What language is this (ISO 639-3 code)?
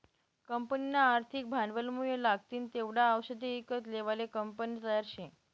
mar